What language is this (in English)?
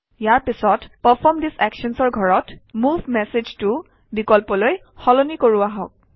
Assamese